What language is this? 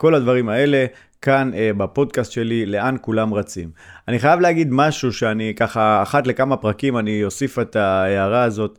Hebrew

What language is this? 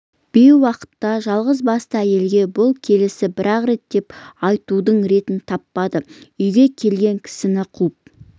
Kazakh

